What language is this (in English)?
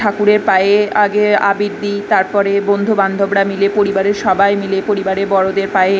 Bangla